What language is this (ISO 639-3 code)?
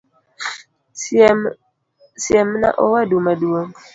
luo